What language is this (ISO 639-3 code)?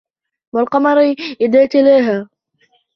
ara